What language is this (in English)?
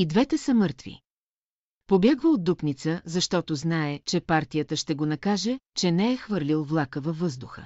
Bulgarian